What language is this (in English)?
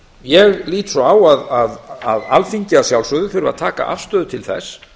Icelandic